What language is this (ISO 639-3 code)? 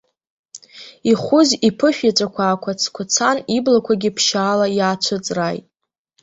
abk